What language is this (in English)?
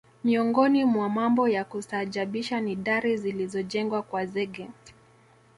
Swahili